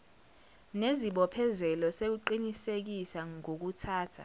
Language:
Zulu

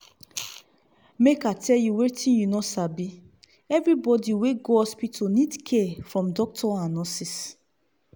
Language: Nigerian Pidgin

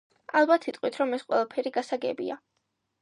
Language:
Georgian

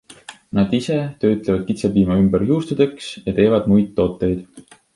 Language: Estonian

